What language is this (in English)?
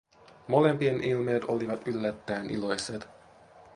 Finnish